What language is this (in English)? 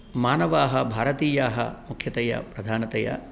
Sanskrit